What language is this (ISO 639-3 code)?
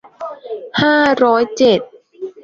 tha